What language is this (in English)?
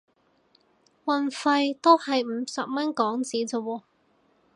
Cantonese